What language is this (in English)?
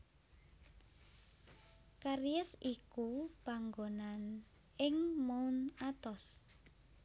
Javanese